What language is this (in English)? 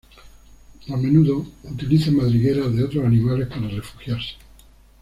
Spanish